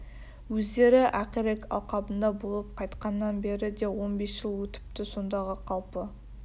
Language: Kazakh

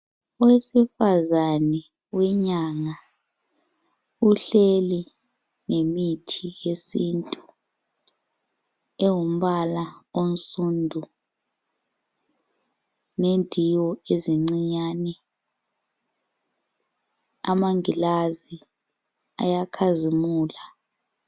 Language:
North Ndebele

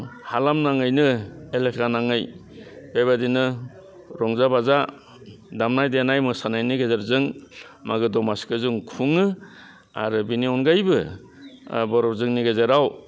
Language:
Bodo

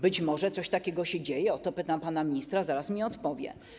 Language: Polish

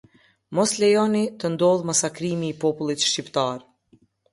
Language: Albanian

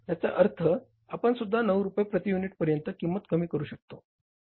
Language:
Marathi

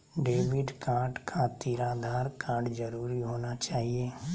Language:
Magahi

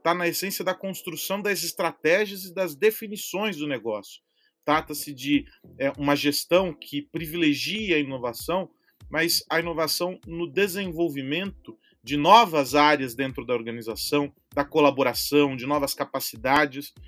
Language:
Portuguese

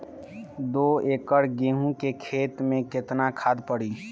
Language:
Bhojpuri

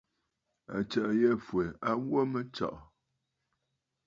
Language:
Bafut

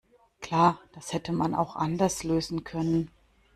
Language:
German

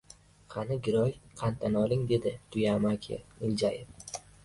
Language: Uzbek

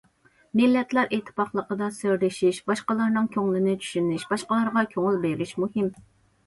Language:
Uyghur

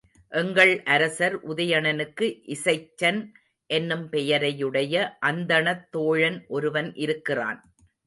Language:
Tamil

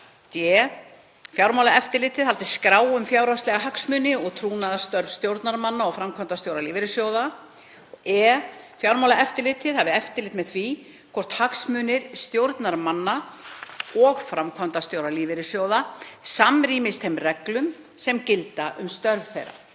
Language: Icelandic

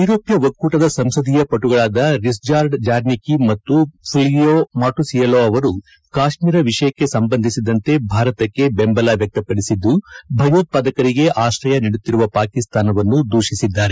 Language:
Kannada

